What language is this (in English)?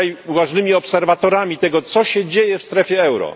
Polish